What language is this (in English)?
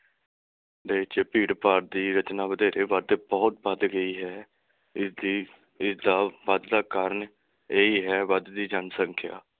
Punjabi